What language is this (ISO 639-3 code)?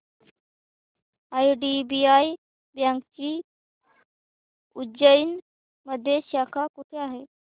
mar